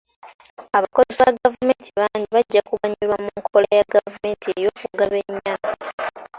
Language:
Ganda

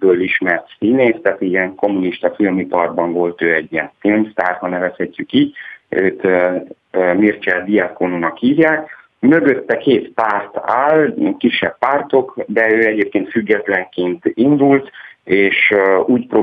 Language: Hungarian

